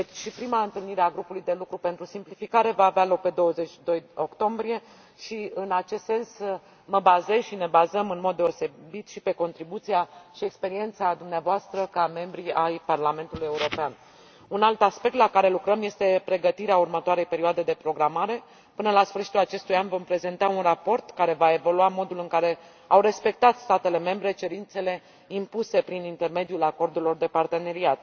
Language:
Romanian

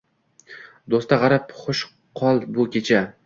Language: Uzbek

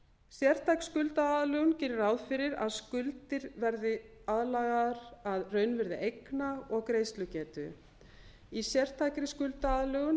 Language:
Icelandic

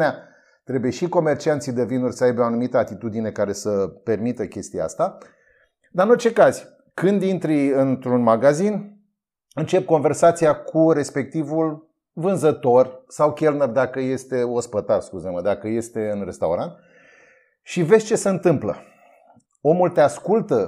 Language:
Romanian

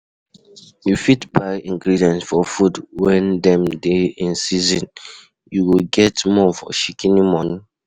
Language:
Nigerian Pidgin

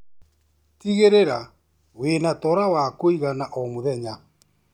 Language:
Kikuyu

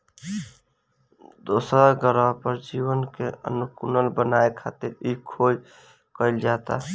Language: Bhojpuri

